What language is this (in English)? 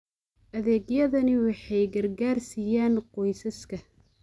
Somali